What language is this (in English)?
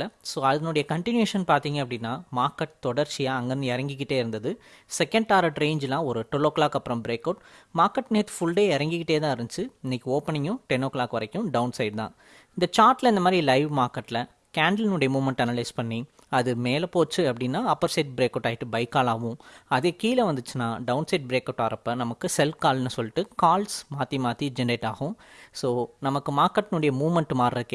Tamil